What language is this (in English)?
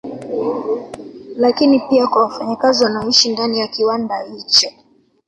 Swahili